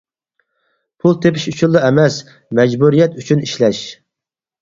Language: Uyghur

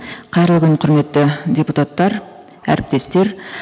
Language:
Kazakh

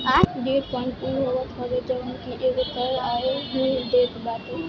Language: Bhojpuri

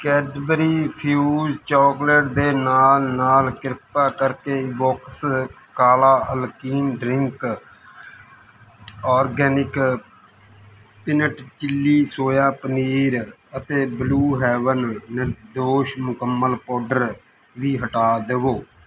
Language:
Punjabi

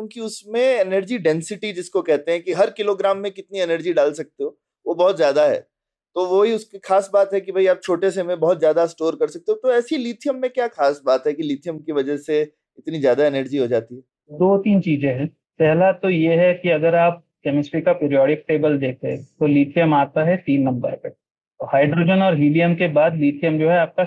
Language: Hindi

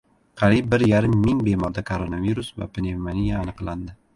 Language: Uzbek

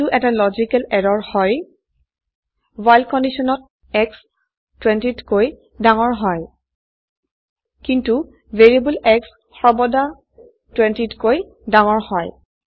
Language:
Assamese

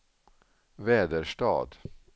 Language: Swedish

